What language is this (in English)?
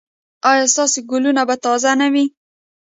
Pashto